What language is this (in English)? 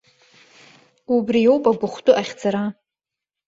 Abkhazian